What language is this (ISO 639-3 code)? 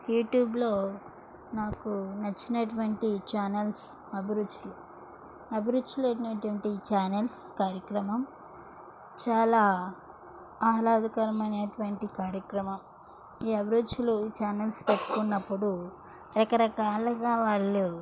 tel